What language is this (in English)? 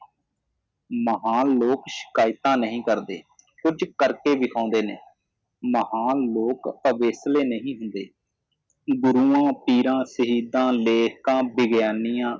Punjabi